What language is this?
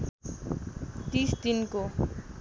Nepali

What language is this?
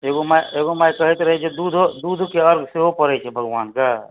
Maithili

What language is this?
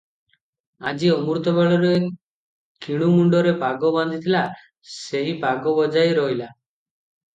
Odia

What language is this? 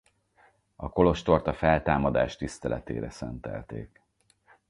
Hungarian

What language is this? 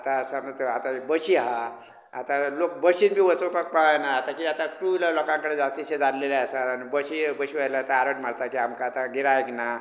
Konkani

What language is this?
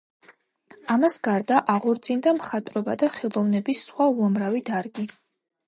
Georgian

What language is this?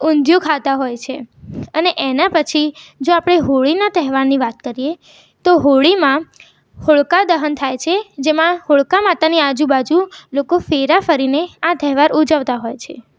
Gujarati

